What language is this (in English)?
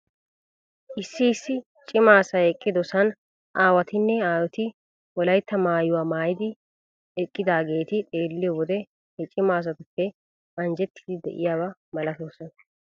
Wolaytta